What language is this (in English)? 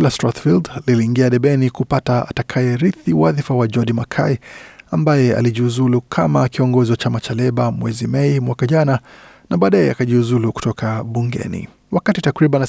Swahili